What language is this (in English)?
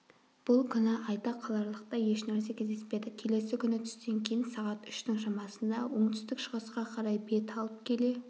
Kazakh